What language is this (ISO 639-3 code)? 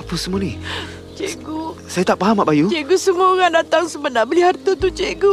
msa